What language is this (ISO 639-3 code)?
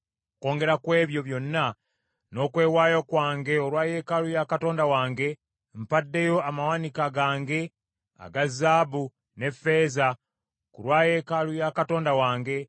lug